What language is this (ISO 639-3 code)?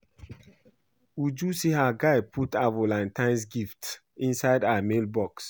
pcm